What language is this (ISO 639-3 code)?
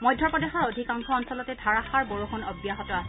asm